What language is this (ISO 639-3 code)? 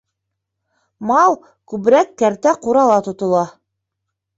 bak